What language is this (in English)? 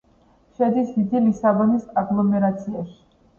Georgian